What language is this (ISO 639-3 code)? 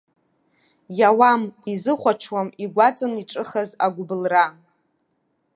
abk